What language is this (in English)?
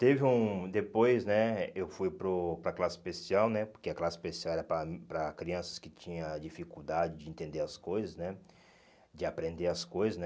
Portuguese